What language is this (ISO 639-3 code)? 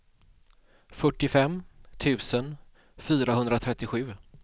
swe